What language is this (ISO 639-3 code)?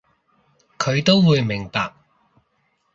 yue